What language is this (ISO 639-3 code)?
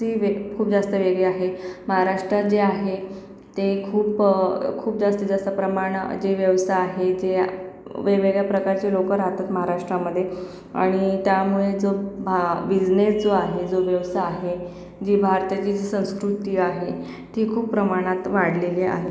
mar